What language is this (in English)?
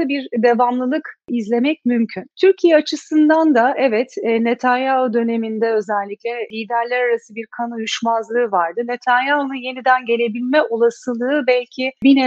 Turkish